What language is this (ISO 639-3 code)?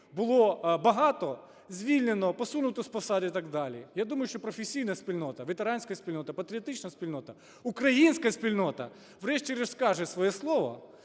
ukr